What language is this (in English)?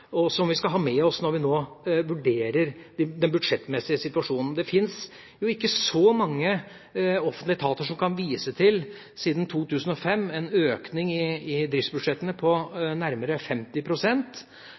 Norwegian Bokmål